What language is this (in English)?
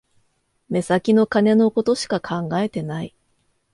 Japanese